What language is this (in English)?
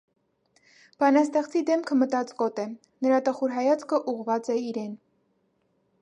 Armenian